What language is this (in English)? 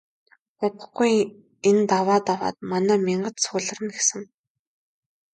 Mongolian